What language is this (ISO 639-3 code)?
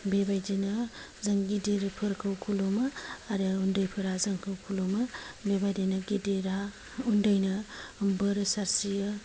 brx